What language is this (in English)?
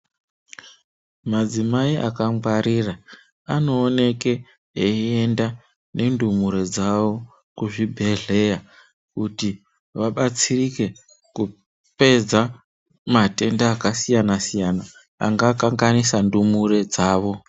Ndau